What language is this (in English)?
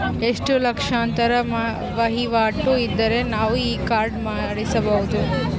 Kannada